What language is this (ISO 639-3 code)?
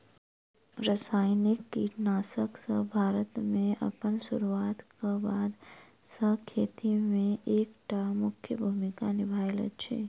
mai